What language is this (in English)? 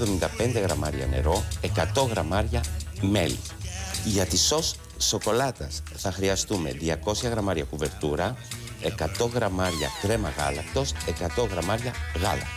Greek